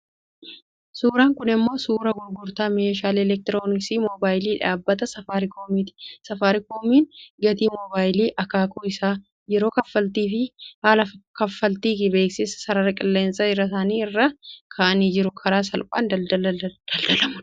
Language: Oromo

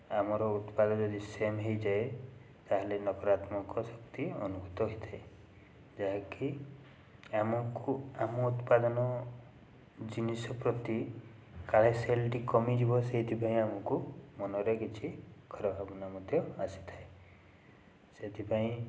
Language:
Odia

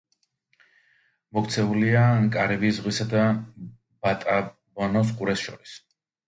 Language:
Georgian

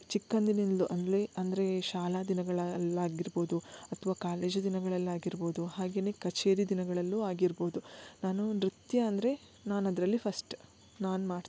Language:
Kannada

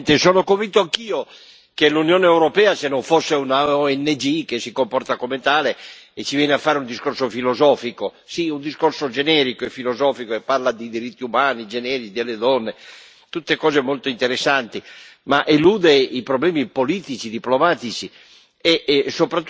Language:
Italian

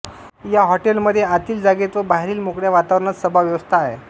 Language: Marathi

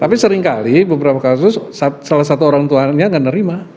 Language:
Indonesian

